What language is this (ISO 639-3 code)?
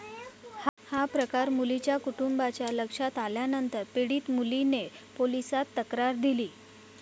mar